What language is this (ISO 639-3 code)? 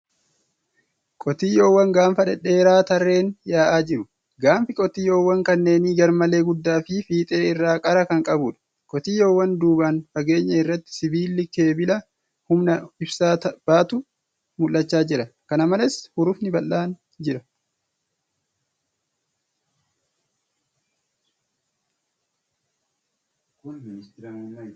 orm